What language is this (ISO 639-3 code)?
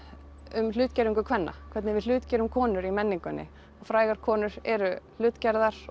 isl